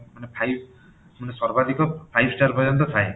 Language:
Odia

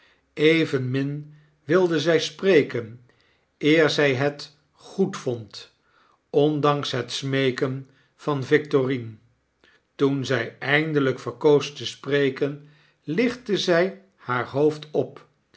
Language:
Dutch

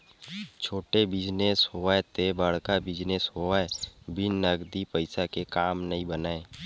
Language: Chhattisgarhi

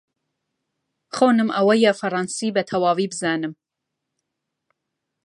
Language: Central Kurdish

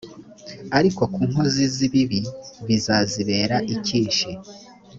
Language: Kinyarwanda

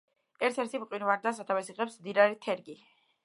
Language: Georgian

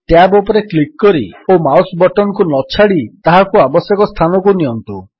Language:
Odia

